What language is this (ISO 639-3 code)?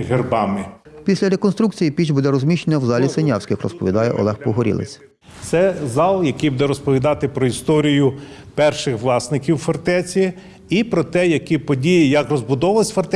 ukr